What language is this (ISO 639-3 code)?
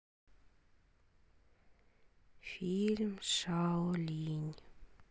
rus